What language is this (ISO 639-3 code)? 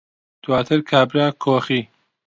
ckb